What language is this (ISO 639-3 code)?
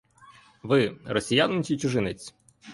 ukr